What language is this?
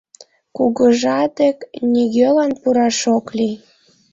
Mari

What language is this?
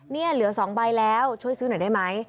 Thai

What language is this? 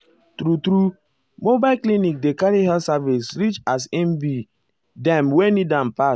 Nigerian Pidgin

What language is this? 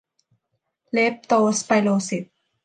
Thai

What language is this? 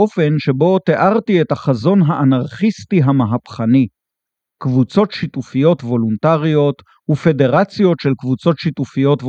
Hebrew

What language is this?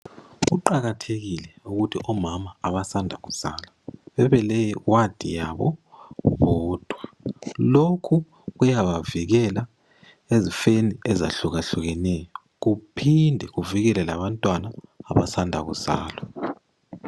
North Ndebele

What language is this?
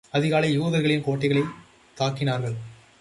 Tamil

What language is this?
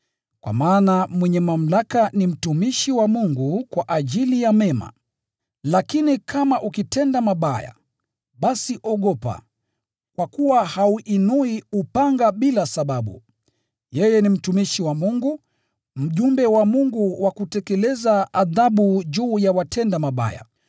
Swahili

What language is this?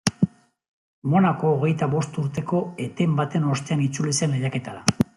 Basque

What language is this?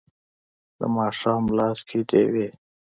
Pashto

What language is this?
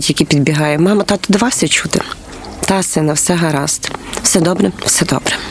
Ukrainian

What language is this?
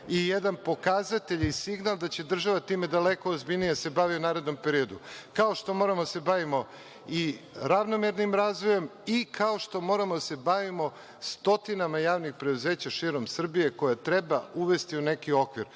Serbian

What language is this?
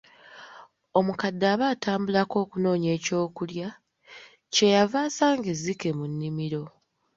Ganda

